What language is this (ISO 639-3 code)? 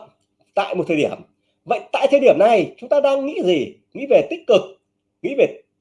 vie